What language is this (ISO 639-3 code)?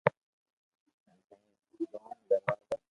lrk